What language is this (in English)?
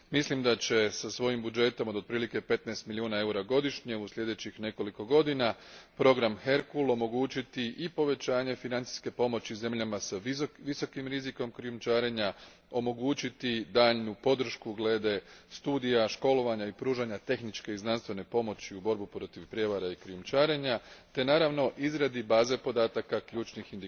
Croatian